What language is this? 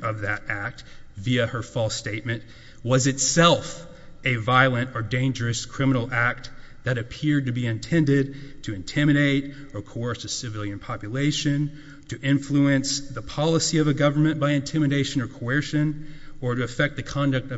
English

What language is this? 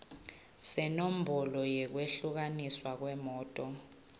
Swati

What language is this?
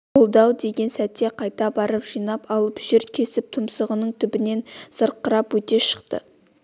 Kazakh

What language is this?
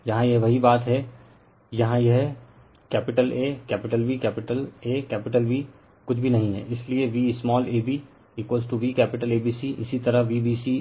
Hindi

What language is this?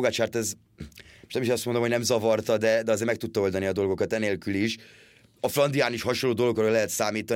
Hungarian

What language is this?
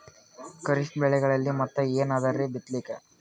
Kannada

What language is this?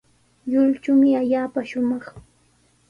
Sihuas Ancash Quechua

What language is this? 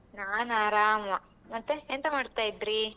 Kannada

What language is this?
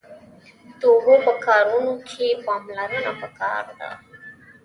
Pashto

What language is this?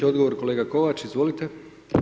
Croatian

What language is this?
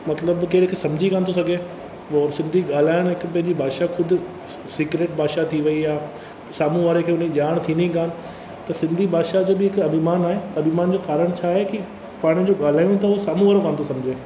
Sindhi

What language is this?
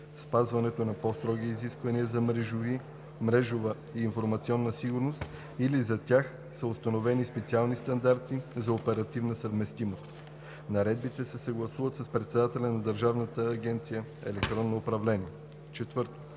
Bulgarian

